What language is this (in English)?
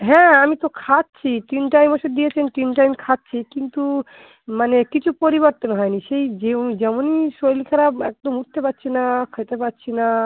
Bangla